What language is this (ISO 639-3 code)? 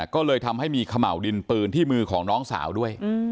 tha